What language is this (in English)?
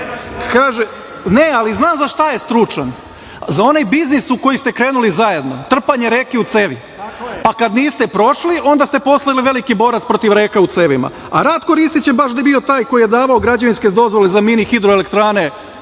Serbian